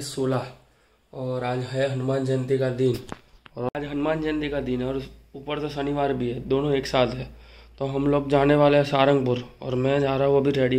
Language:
Hindi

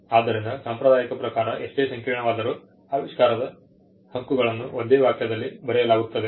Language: Kannada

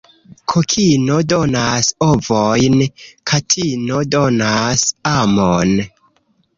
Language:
Esperanto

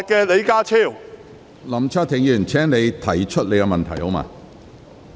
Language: Cantonese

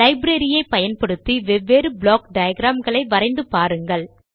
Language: Tamil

